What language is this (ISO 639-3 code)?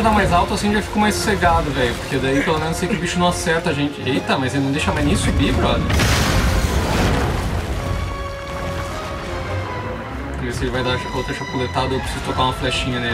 por